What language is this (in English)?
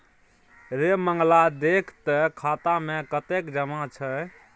Maithili